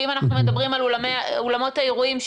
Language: Hebrew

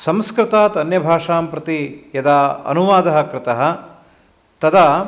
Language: Sanskrit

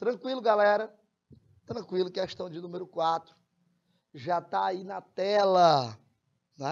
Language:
Portuguese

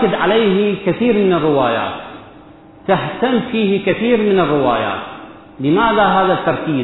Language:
Arabic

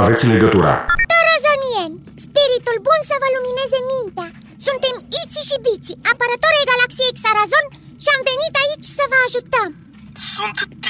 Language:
Romanian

